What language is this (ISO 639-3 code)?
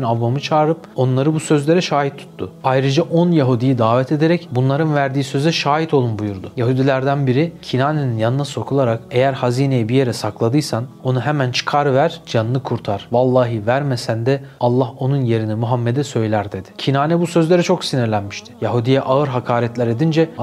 tur